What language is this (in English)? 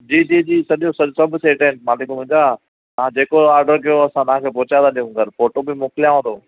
Sindhi